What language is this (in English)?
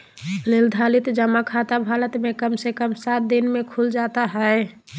Magahi